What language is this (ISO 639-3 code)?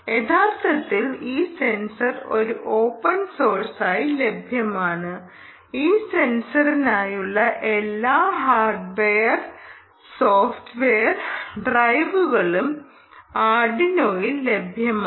mal